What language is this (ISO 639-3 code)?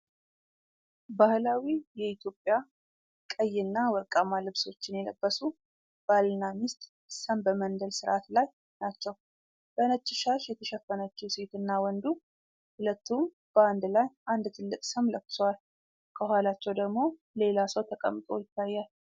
amh